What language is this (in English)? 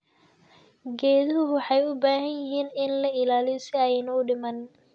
Somali